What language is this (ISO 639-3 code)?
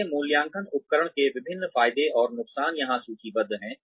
hin